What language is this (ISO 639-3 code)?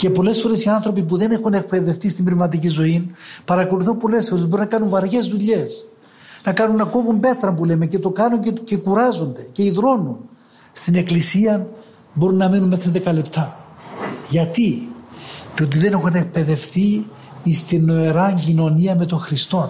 ell